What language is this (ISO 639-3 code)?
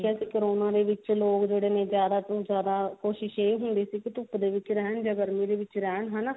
pan